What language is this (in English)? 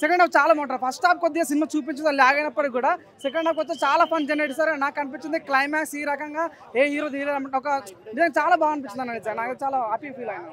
Telugu